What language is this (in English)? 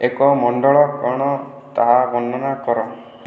Odia